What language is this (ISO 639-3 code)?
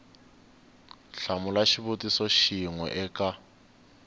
tso